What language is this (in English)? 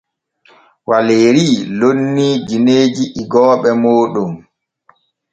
Borgu Fulfulde